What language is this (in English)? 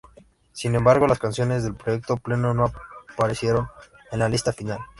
Spanish